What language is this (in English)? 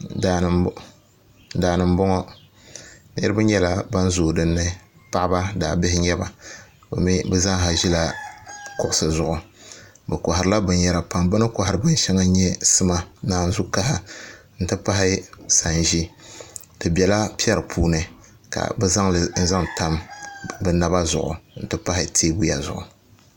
Dagbani